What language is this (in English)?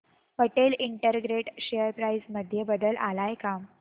Marathi